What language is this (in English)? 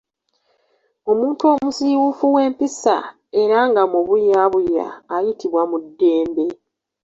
Ganda